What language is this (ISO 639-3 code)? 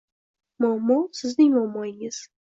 uzb